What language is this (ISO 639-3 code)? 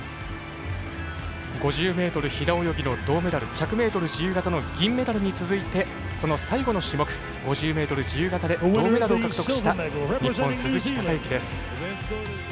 jpn